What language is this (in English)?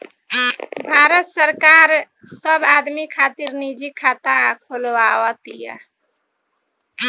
Bhojpuri